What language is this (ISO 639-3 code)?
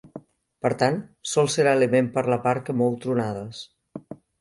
cat